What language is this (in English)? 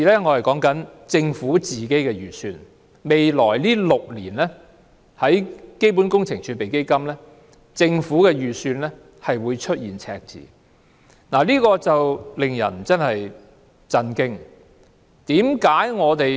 Cantonese